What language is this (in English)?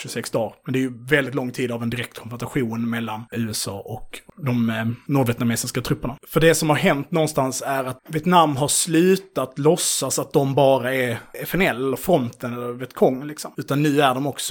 Swedish